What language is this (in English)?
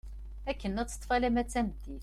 Kabyle